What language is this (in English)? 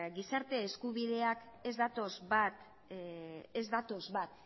Basque